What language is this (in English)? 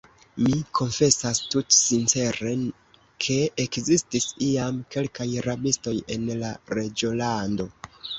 Esperanto